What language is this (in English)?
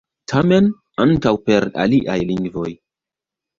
Esperanto